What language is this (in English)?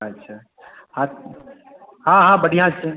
Maithili